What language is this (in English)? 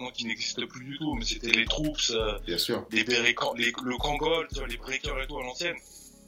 French